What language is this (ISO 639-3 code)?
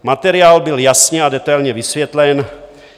ces